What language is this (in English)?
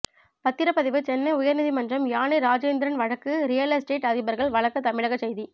Tamil